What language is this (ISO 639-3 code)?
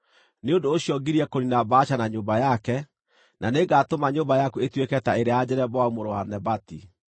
kik